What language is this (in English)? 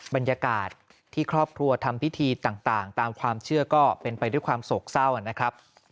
Thai